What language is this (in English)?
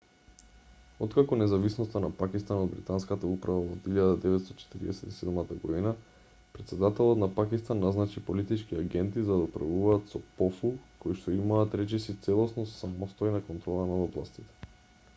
Macedonian